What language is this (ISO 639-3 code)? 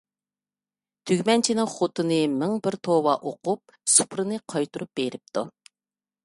uig